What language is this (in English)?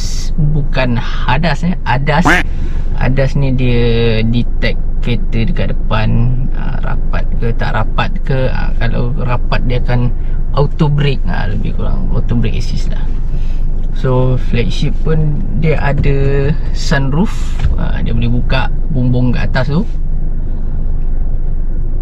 Malay